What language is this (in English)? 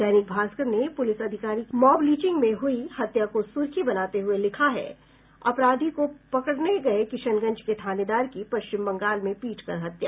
Hindi